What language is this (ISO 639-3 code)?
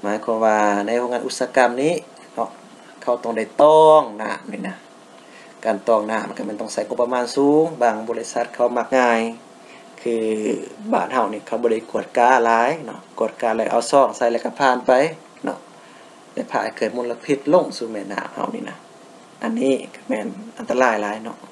tha